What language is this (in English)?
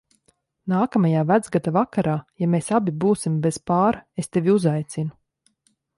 Latvian